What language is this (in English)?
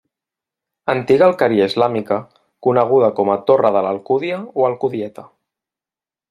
Catalan